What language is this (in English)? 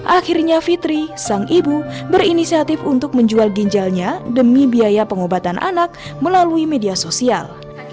Indonesian